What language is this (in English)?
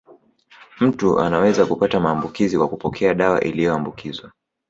Swahili